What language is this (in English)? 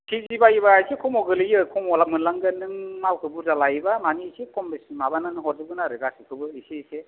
Bodo